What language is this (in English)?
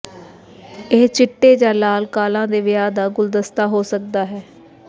Punjabi